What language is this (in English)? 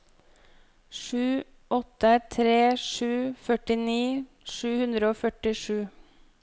Norwegian